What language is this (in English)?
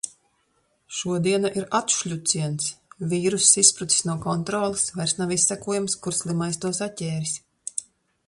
Latvian